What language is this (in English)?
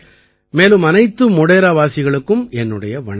Tamil